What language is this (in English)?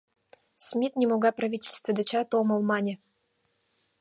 Mari